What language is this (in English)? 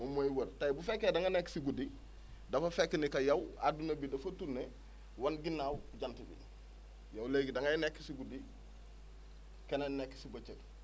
Wolof